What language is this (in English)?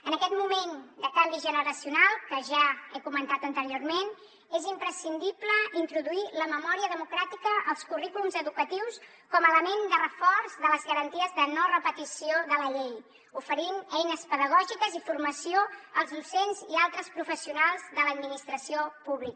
Catalan